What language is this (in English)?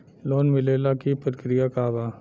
Bhojpuri